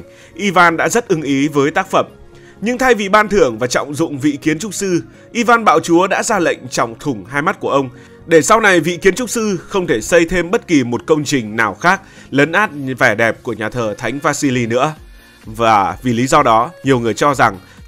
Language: Vietnamese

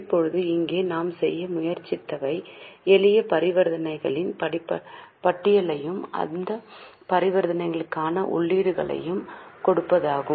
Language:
Tamil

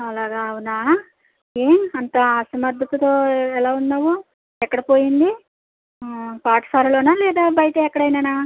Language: Telugu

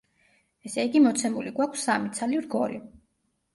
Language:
Georgian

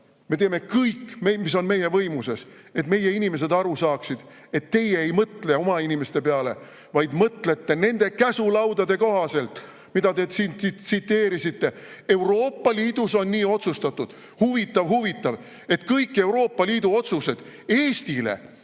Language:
Estonian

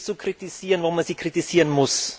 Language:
German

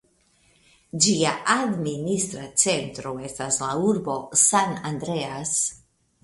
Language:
Esperanto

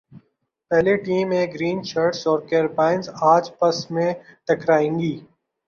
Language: Urdu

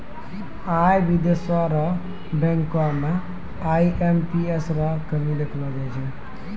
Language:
Maithili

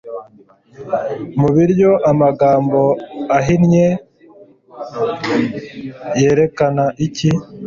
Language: Kinyarwanda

